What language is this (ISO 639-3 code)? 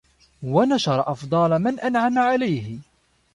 ara